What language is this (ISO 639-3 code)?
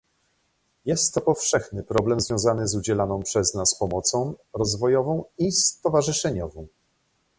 pol